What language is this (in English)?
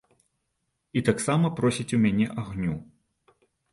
Belarusian